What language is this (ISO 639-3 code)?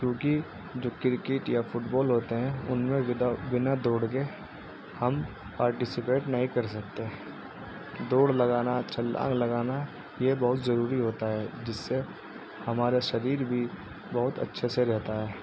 urd